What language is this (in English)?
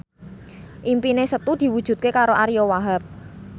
Javanese